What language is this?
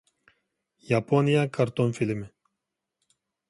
Uyghur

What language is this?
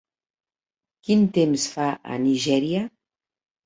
Catalan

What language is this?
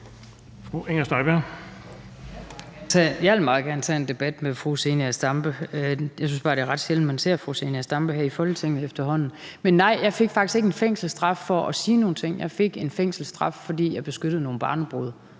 Danish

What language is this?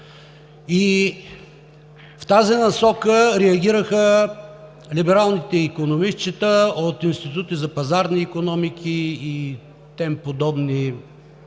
Bulgarian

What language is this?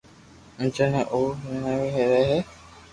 Loarki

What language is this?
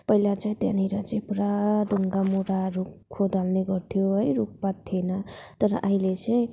Nepali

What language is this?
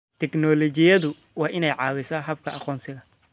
Somali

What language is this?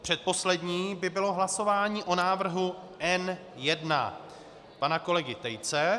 Czech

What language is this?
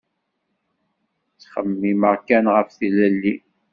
Kabyle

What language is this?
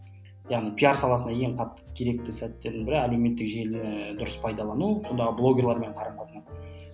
Kazakh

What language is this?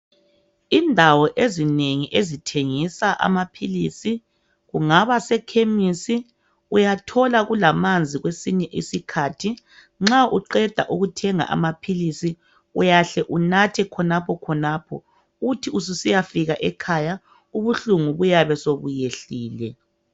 North Ndebele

